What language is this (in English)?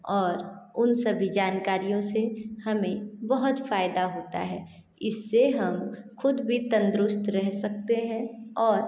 Hindi